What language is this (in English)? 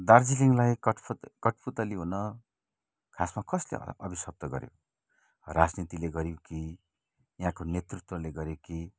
Nepali